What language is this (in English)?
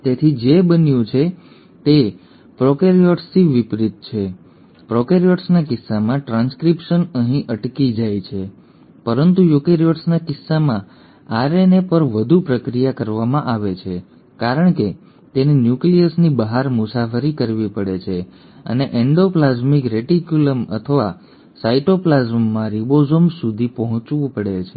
Gujarati